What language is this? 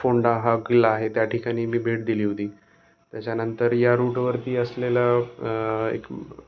Marathi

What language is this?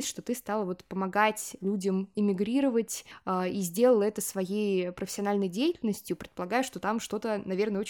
Russian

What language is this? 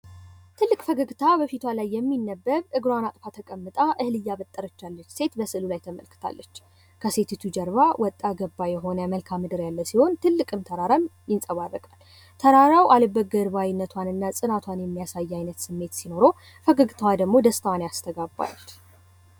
Amharic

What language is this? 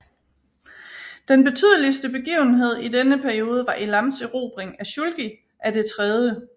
Danish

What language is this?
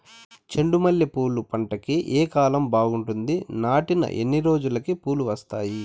Telugu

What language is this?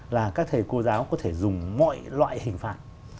Vietnamese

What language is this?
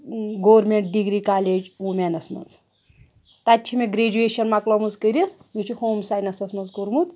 Kashmiri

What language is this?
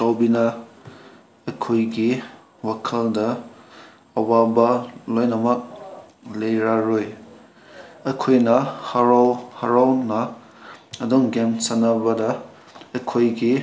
Manipuri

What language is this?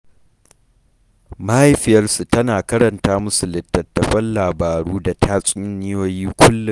Hausa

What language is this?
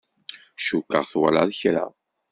Kabyle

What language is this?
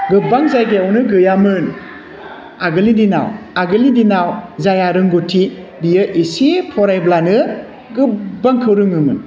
Bodo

